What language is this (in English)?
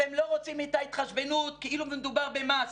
Hebrew